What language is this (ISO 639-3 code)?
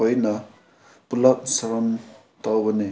mni